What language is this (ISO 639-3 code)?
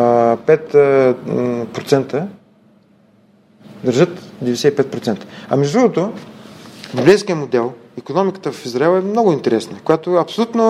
bul